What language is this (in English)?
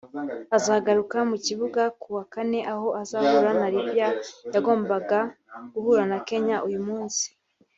Kinyarwanda